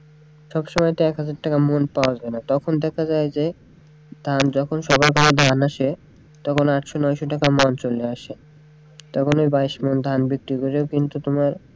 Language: Bangla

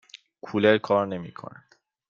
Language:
Persian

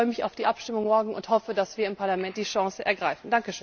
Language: German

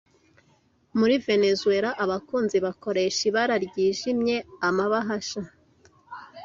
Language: Kinyarwanda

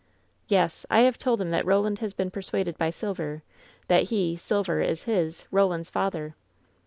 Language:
English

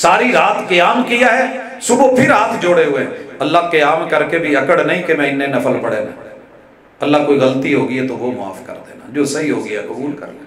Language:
Hindi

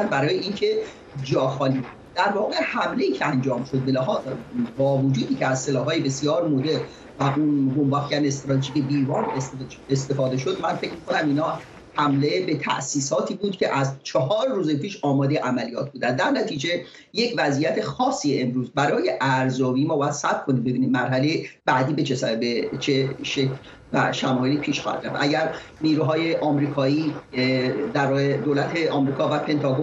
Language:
Persian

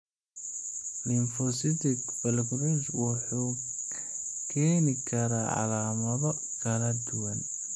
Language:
Somali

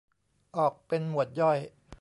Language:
Thai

